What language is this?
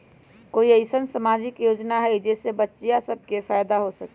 Magahi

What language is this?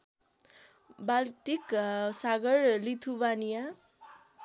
Nepali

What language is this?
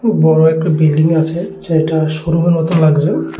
Bangla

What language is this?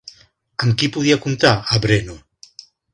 Catalan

